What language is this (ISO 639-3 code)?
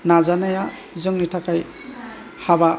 brx